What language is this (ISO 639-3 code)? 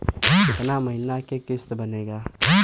bho